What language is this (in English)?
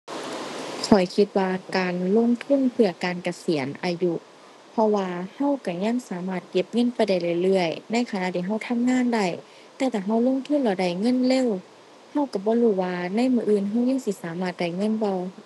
Thai